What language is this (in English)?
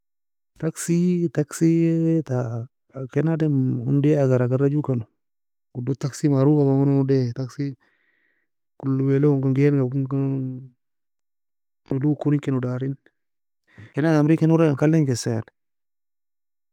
Nobiin